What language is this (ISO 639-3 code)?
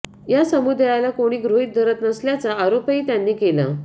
mar